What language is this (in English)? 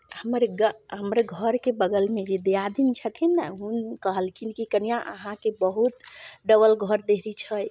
Maithili